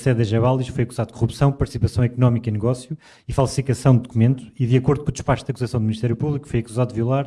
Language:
Portuguese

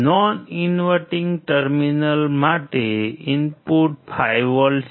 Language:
Gujarati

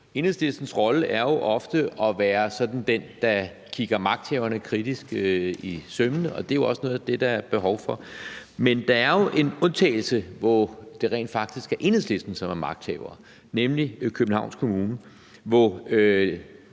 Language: Danish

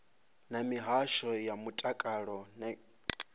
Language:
Venda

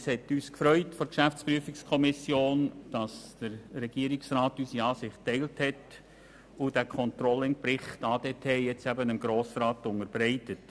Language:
Swiss German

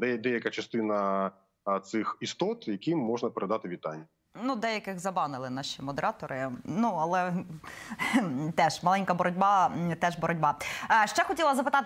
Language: Ukrainian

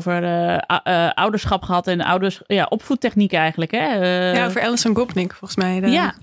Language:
Dutch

